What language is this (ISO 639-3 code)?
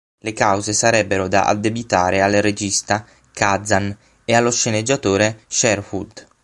ita